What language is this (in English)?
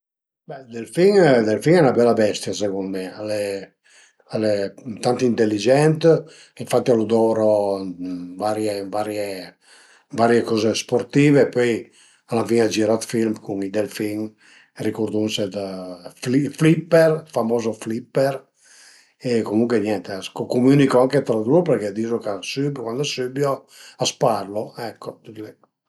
Piedmontese